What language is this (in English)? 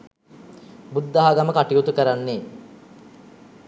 Sinhala